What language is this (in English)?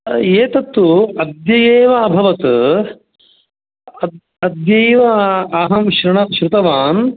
Sanskrit